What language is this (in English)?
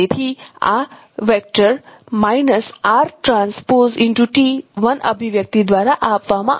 Gujarati